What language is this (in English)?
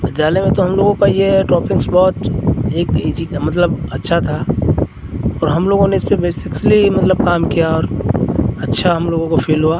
Hindi